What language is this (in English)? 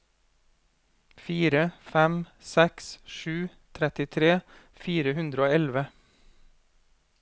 Norwegian